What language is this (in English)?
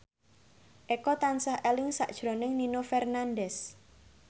Javanese